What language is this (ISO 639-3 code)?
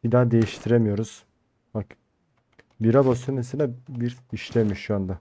tur